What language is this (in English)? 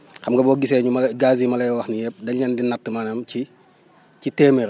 Wolof